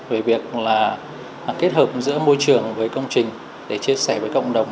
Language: Vietnamese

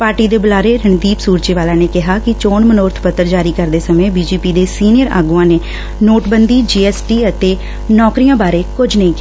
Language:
Punjabi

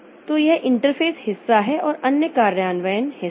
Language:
Hindi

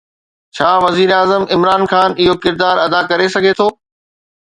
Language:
Sindhi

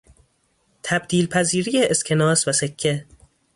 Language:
Persian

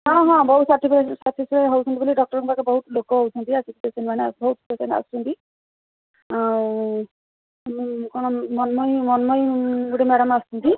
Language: Odia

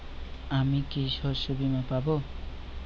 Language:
Bangla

